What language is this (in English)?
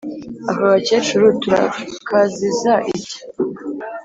Kinyarwanda